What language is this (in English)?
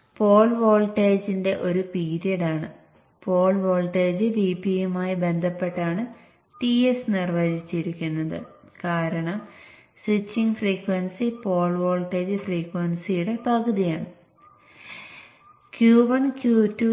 Malayalam